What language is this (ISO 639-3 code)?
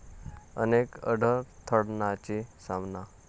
mar